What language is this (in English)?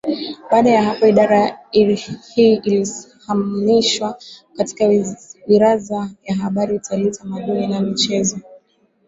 Swahili